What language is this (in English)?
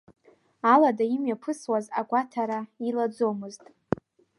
Abkhazian